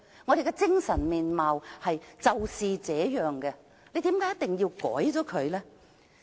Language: Cantonese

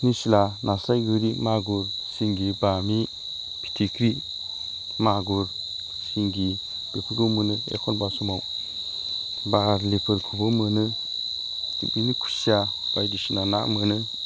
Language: Bodo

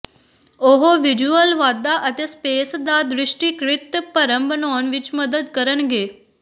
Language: Punjabi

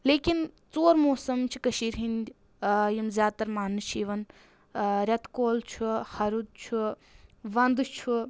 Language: Kashmiri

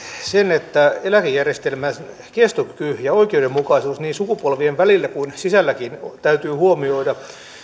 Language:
Finnish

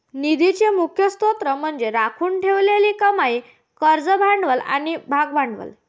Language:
Marathi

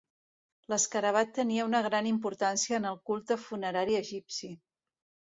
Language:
Catalan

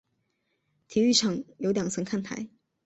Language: Chinese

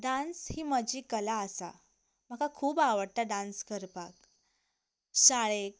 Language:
Konkani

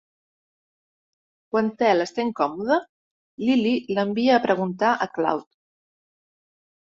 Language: Catalan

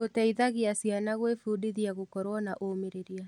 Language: Kikuyu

